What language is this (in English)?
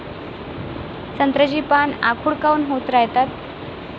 Marathi